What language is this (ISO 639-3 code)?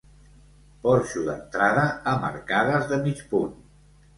cat